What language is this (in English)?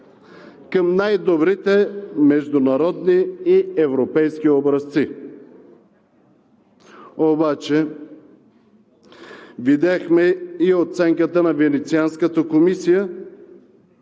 Bulgarian